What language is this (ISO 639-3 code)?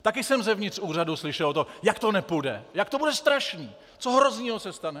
ces